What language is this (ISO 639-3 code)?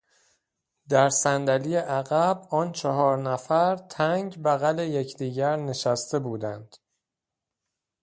fas